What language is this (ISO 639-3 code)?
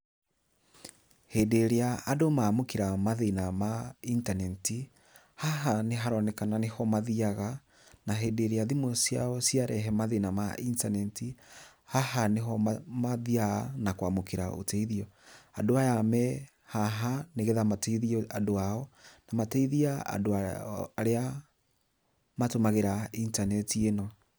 kik